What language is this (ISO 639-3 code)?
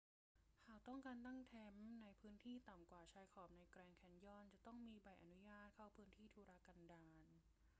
tha